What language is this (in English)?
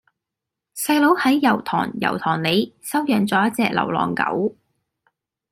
Cantonese